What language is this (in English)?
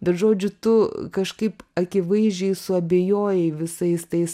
Lithuanian